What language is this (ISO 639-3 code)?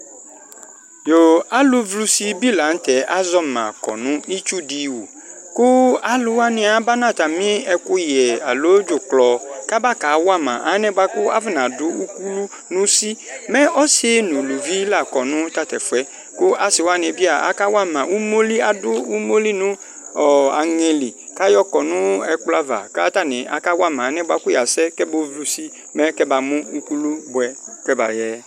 kpo